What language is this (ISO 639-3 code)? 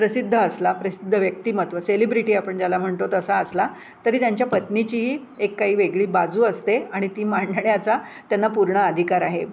mar